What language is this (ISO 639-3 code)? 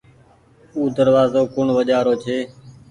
gig